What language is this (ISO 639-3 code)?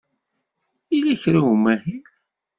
kab